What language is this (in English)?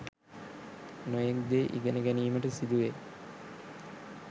Sinhala